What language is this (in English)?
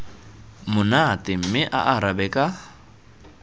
Tswana